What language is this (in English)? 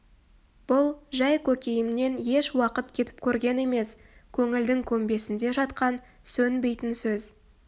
Kazakh